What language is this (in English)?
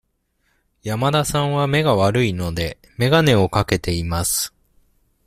Japanese